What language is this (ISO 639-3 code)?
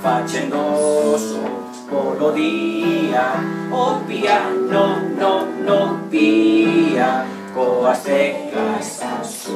spa